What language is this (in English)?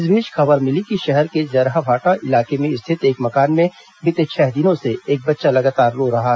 Hindi